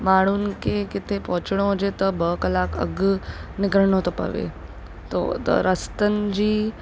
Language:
Sindhi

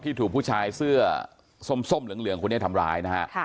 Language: Thai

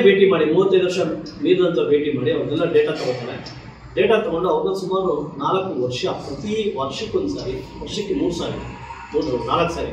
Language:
Kannada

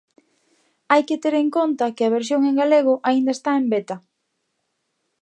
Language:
Galician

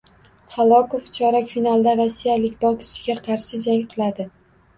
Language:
Uzbek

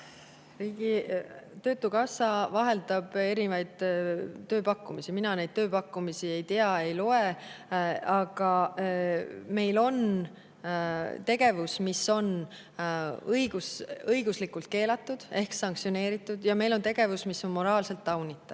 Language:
Estonian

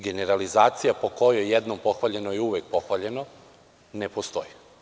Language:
Serbian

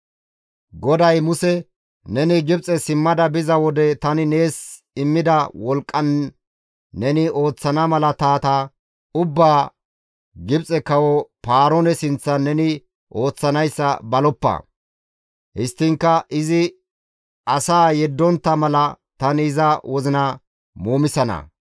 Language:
Gamo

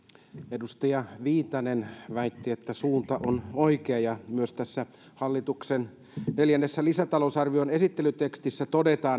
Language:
Finnish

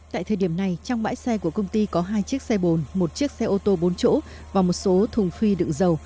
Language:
Vietnamese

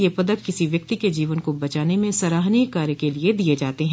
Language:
Hindi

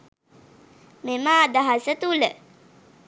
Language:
Sinhala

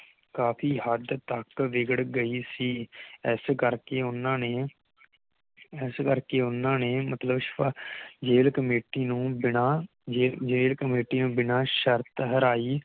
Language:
Punjabi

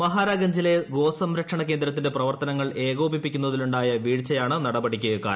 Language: Malayalam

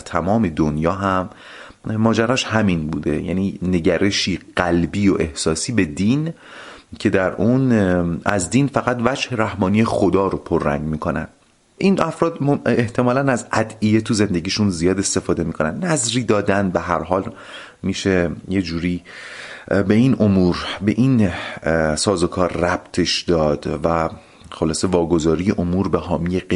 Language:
Persian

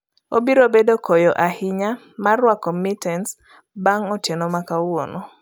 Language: Luo (Kenya and Tanzania)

